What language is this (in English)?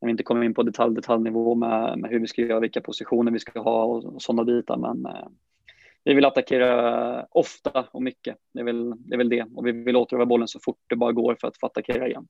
Swedish